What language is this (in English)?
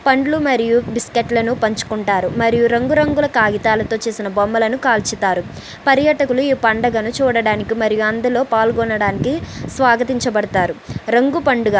Telugu